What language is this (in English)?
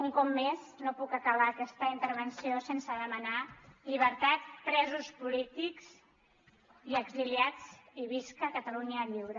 Catalan